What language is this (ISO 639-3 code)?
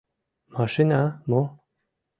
chm